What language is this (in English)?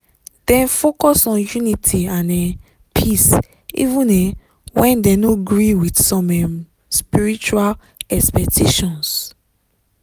Nigerian Pidgin